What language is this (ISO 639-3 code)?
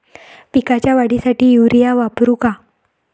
mar